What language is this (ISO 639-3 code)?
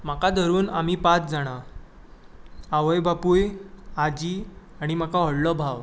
kok